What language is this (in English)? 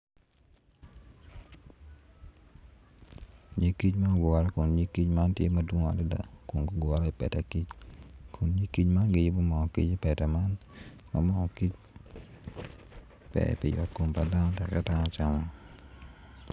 Acoli